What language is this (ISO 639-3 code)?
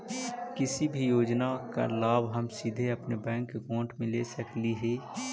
mag